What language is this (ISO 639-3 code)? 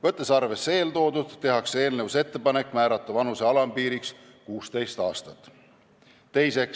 est